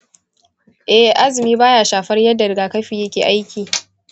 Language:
Hausa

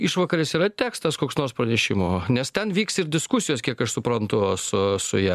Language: Lithuanian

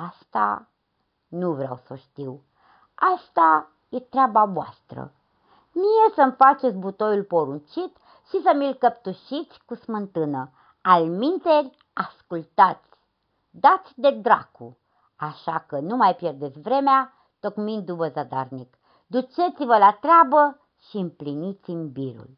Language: Romanian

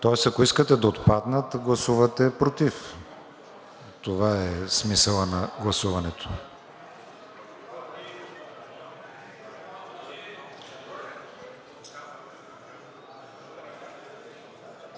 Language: Bulgarian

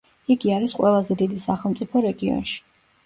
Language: Georgian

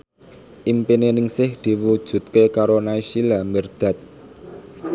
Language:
Javanese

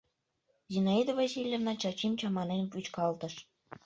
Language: Mari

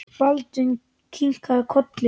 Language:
Icelandic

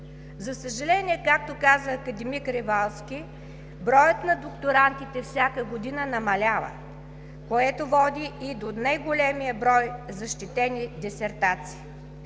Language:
Bulgarian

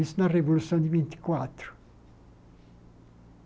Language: Portuguese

